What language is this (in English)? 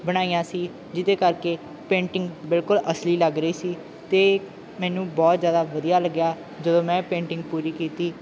Punjabi